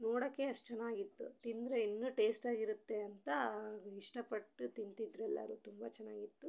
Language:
Kannada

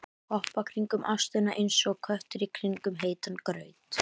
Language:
Icelandic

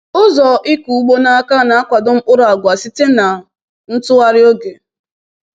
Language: Igbo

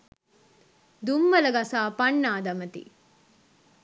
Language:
Sinhala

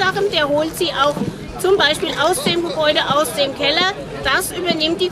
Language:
German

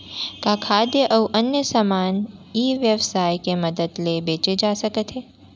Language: Chhattisgarhi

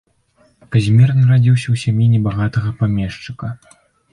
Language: Belarusian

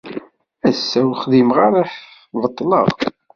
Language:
Kabyle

